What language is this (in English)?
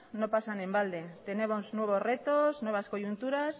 Spanish